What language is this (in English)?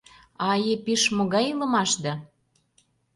Mari